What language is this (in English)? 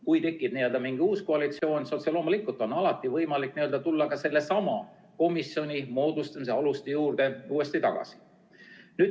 Estonian